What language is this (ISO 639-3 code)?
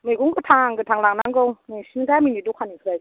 brx